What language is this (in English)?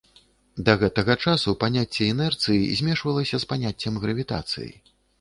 Belarusian